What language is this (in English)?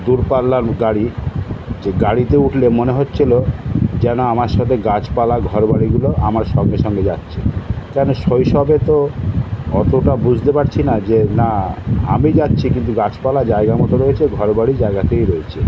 Bangla